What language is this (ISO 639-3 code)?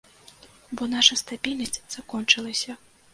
bel